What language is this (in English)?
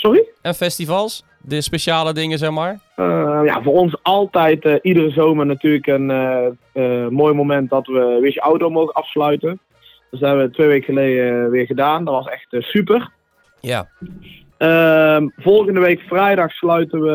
Dutch